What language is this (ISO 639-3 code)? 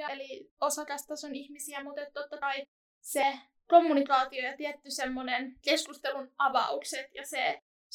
fin